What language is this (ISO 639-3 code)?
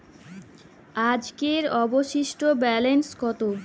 ben